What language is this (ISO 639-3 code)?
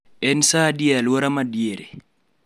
luo